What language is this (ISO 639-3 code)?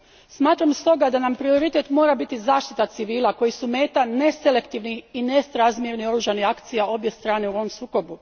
hrv